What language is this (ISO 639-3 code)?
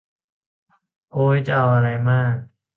tha